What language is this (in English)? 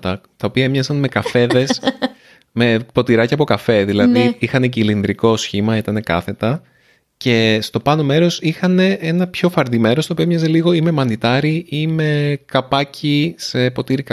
Greek